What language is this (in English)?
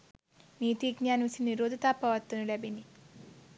Sinhala